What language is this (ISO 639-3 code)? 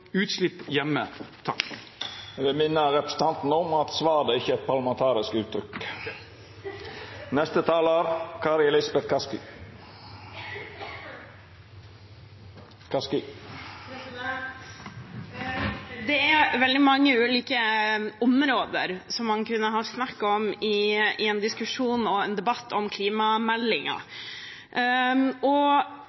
nor